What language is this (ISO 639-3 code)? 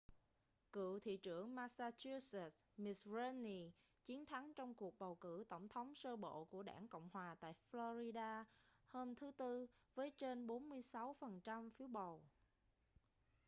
vie